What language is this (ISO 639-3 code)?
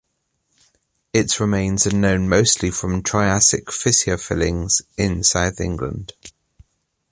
eng